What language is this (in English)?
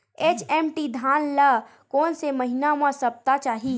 Chhattisgarhi